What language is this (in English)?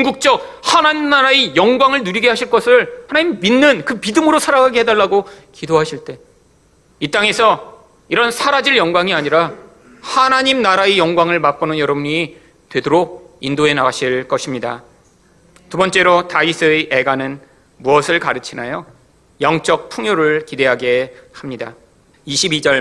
Korean